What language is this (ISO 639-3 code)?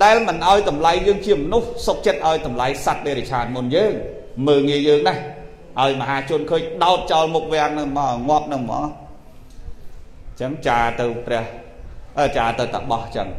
vie